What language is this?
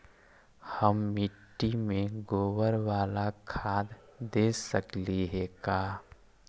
Magahi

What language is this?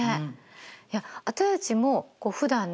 Japanese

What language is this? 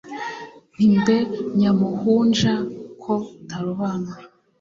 Kinyarwanda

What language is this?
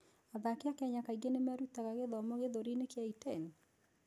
Kikuyu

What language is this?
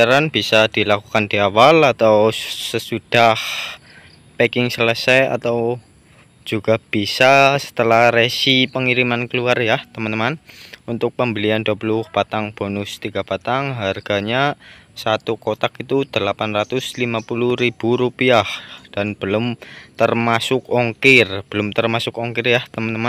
Indonesian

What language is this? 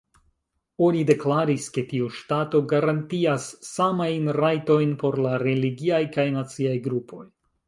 Esperanto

